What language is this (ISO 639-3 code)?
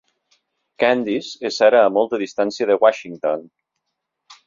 cat